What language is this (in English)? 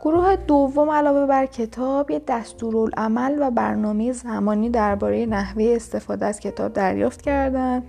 Persian